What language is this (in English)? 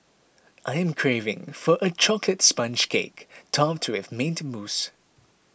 English